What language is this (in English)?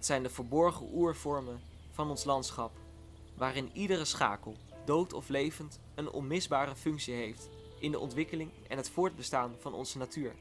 Dutch